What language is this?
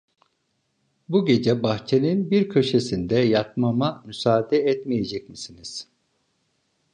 Turkish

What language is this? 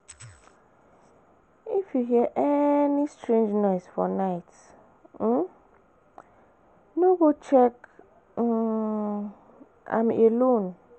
Nigerian Pidgin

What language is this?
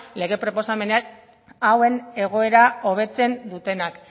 Basque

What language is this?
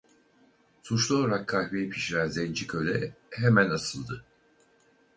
Turkish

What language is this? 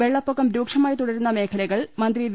Malayalam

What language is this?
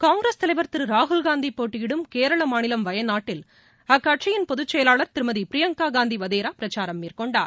Tamil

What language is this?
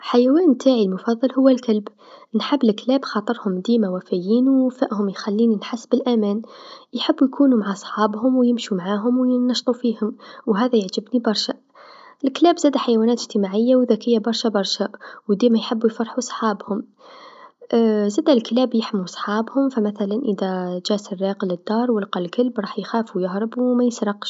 Tunisian Arabic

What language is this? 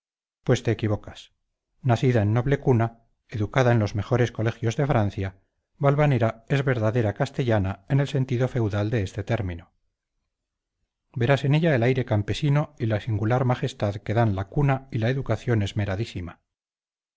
Spanish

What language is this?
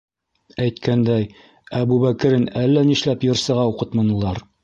Bashkir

